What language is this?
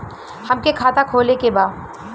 Bhojpuri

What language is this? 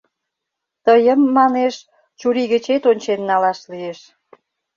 Mari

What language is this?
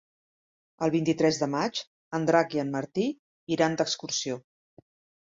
Catalan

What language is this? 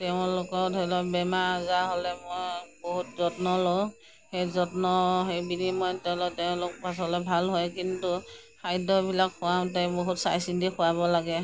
Assamese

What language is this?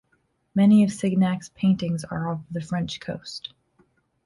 English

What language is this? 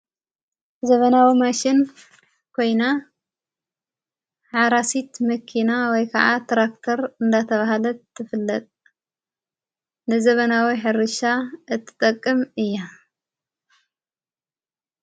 Tigrinya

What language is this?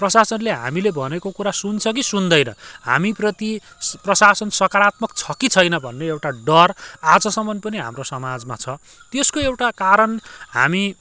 Nepali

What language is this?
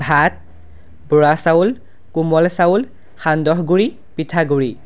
Assamese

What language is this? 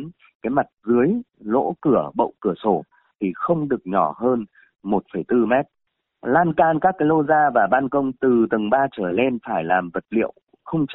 Vietnamese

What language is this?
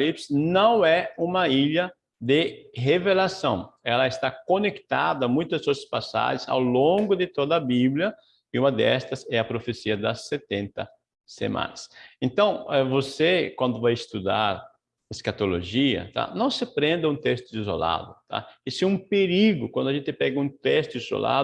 Portuguese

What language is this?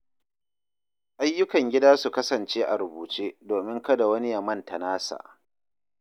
Hausa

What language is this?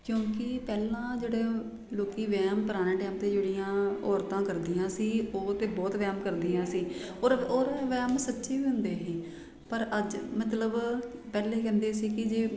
Punjabi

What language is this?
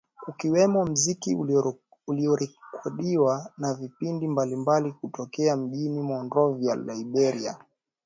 Swahili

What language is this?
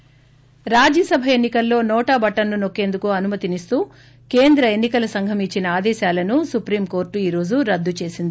Telugu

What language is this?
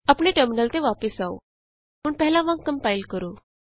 Punjabi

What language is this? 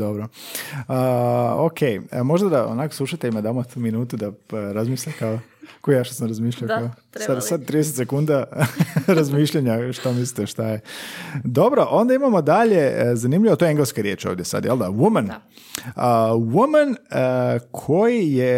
Croatian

